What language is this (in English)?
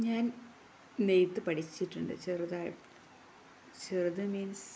Malayalam